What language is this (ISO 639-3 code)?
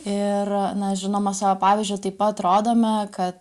lit